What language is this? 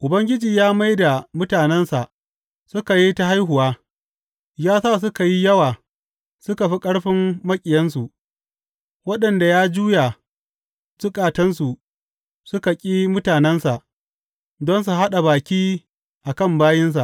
Hausa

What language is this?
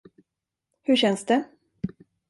Swedish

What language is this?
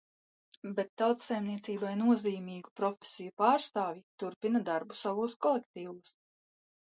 Latvian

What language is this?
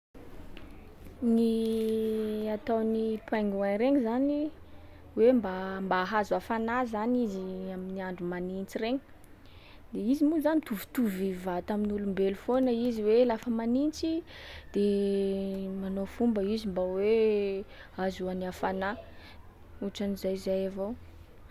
Sakalava Malagasy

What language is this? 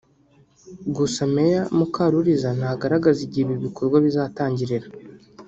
Kinyarwanda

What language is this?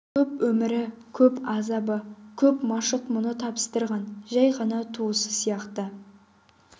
Kazakh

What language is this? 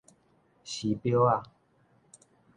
Min Nan Chinese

